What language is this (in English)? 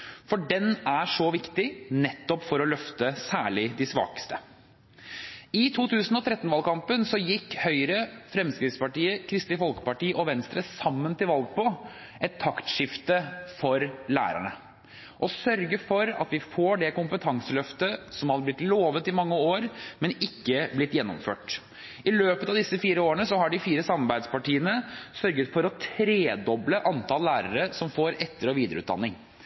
Norwegian Bokmål